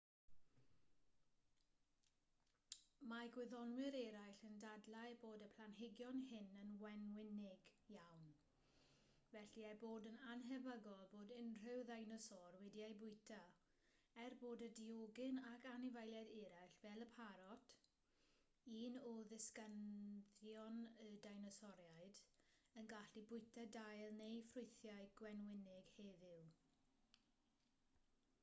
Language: Welsh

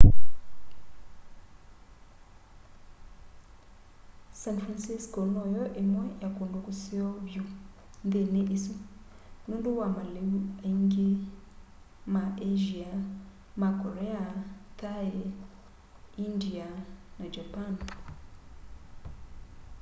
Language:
Kamba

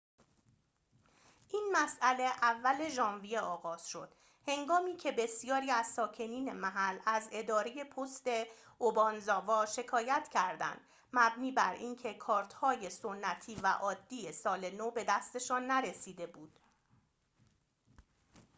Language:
Persian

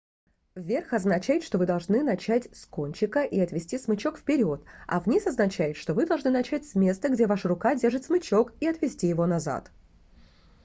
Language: Russian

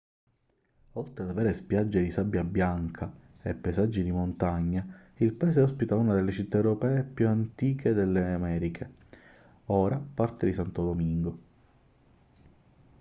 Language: Italian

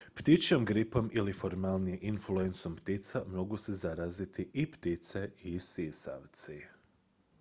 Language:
Croatian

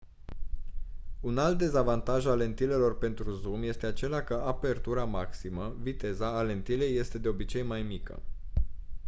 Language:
Romanian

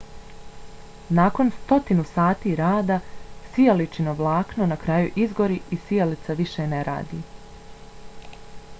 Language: Bosnian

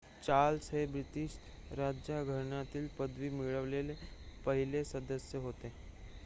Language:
Marathi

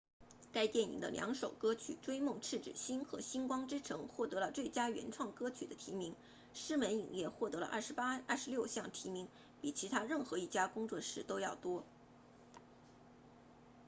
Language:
Chinese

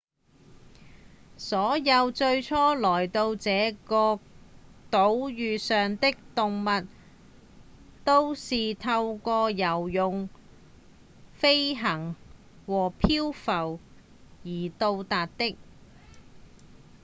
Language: Cantonese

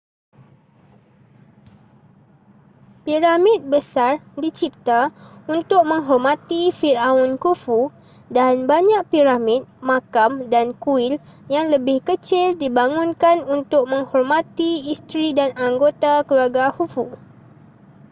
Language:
Malay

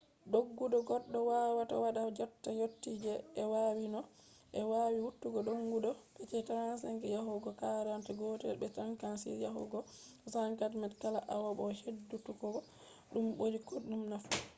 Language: Fula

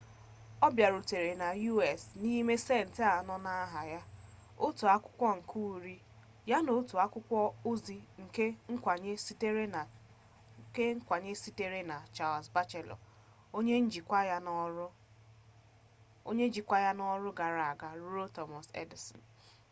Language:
Igbo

